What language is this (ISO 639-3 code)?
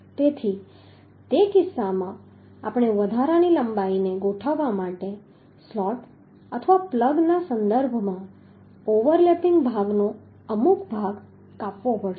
guj